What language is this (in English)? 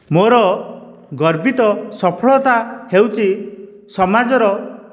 Odia